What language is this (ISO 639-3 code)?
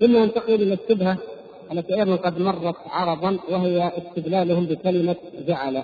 ara